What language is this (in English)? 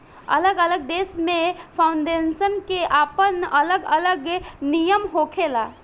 Bhojpuri